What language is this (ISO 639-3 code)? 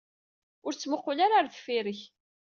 kab